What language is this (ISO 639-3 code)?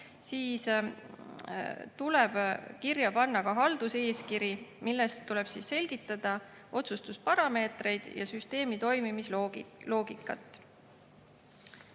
est